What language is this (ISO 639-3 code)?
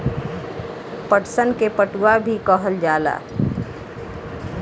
bho